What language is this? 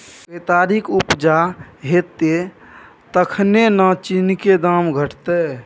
Maithili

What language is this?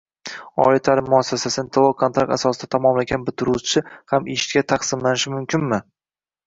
Uzbek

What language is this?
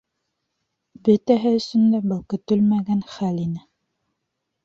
Bashkir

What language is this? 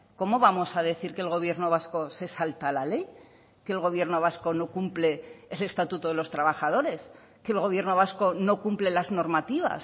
Spanish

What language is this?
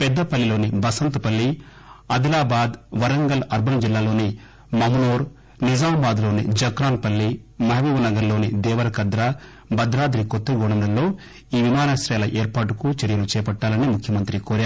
Telugu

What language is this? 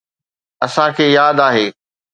Sindhi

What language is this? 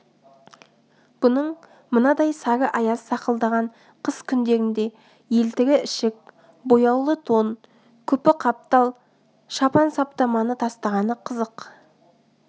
Kazakh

